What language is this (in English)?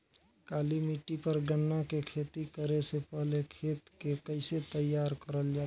Bhojpuri